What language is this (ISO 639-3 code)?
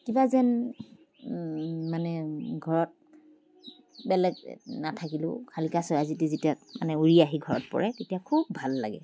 asm